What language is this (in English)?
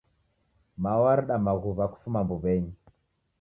Taita